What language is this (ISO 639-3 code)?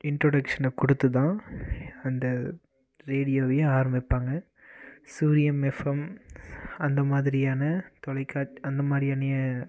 tam